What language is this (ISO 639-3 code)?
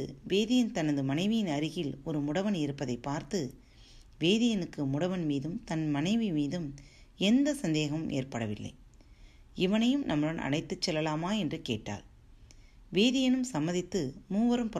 tam